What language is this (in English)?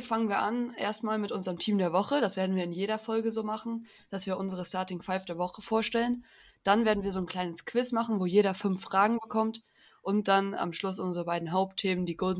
German